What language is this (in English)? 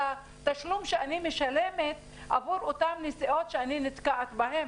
Hebrew